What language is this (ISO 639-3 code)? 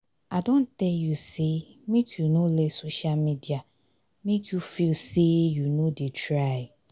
pcm